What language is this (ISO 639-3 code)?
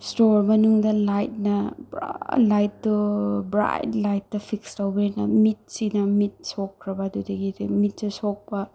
mni